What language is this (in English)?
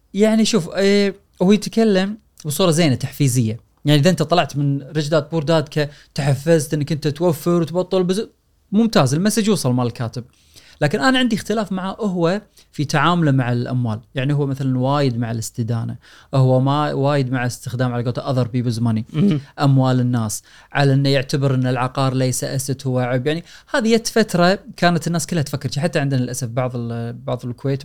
Arabic